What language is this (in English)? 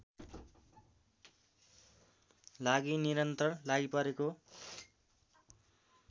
Nepali